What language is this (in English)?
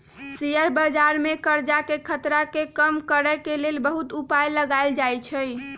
Magahi